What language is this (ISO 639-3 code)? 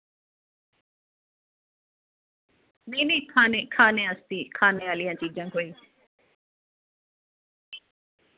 doi